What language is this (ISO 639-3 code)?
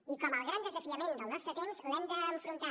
cat